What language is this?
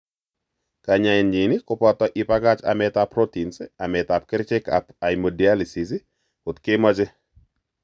Kalenjin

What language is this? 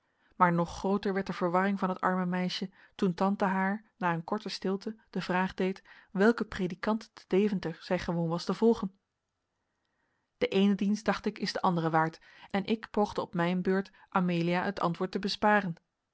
Dutch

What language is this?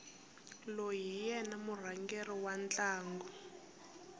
Tsonga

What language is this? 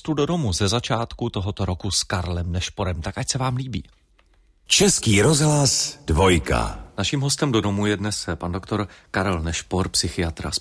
Czech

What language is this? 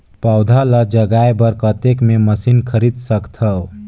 Chhattisgarhi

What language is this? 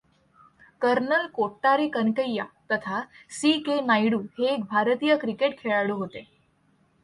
Marathi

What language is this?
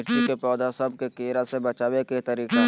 Magahi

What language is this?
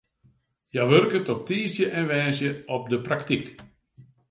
Western Frisian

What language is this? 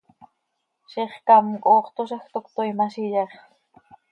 Seri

